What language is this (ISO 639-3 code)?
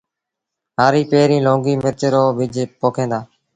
sbn